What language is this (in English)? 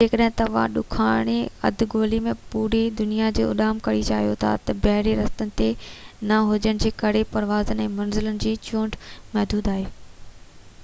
Sindhi